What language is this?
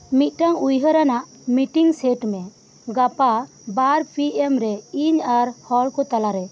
Santali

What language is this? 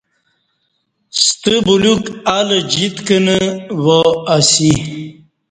Kati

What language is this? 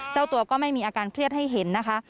Thai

